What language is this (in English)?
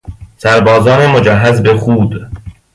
Persian